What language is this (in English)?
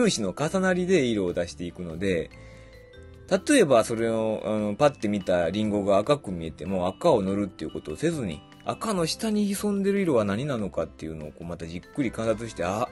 Japanese